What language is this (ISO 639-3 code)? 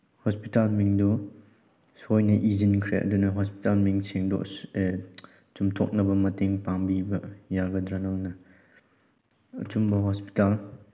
mni